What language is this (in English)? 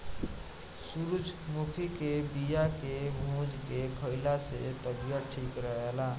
Bhojpuri